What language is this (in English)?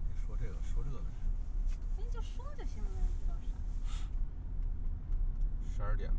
Chinese